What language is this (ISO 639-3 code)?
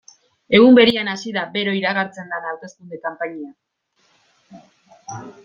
eus